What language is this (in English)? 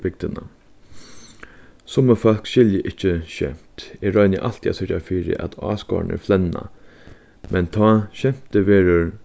Faroese